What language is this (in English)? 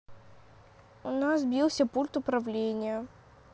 Russian